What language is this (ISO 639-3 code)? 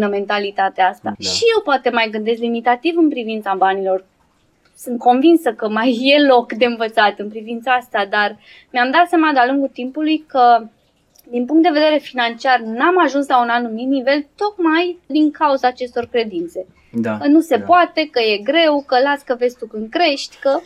ron